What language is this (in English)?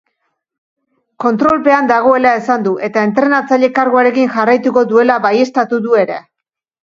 Basque